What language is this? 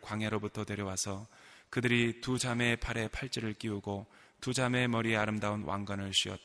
Korean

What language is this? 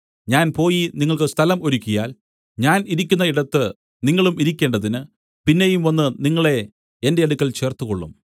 Malayalam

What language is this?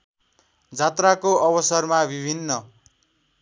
Nepali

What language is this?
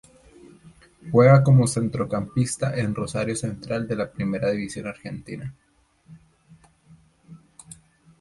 Spanish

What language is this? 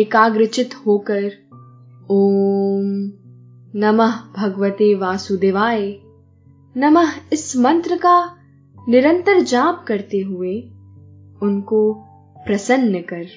Hindi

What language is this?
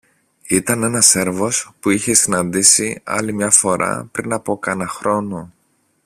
Greek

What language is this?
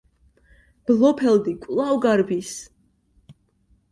Georgian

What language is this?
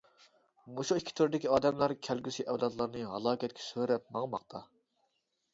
Uyghur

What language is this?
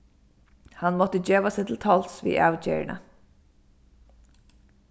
Faroese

